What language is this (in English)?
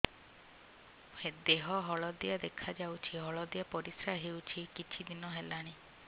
Odia